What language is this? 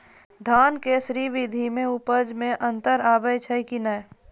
Maithili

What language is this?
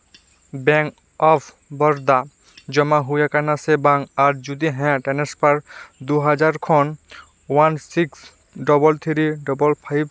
Santali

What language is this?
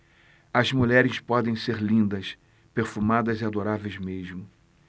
Portuguese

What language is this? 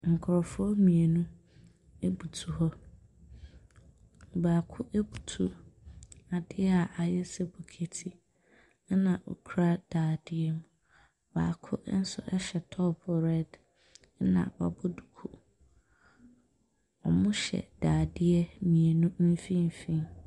Akan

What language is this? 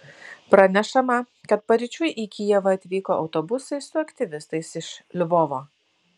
Lithuanian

